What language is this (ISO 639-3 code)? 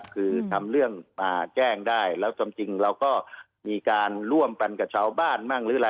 tha